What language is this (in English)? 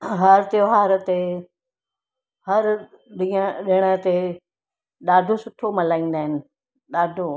Sindhi